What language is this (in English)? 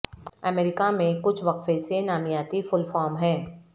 Urdu